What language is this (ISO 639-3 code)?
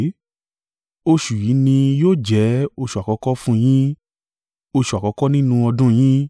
yor